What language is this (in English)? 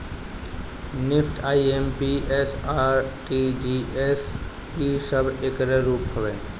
Bhojpuri